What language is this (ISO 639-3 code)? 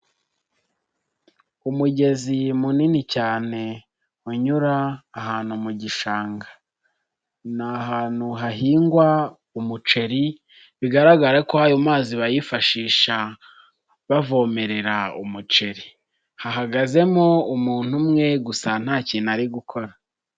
kin